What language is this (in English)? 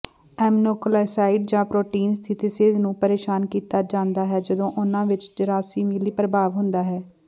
Punjabi